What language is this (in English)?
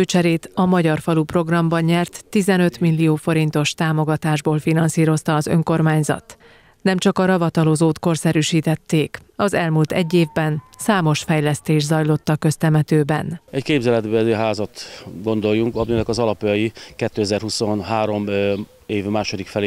Hungarian